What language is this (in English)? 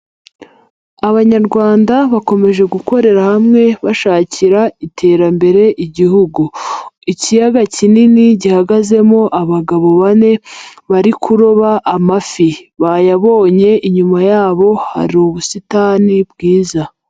Kinyarwanda